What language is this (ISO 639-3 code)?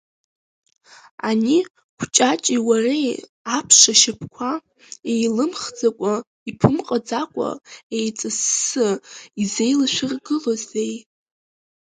abk